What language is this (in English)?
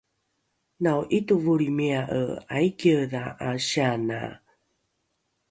Rukai